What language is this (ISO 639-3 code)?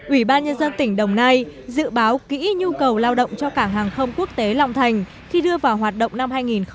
vie